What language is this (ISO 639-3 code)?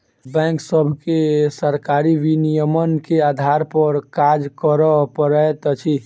mai